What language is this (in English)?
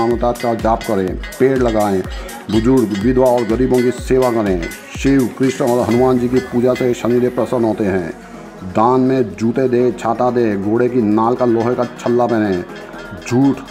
Hindi